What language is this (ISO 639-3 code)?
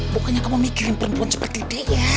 ind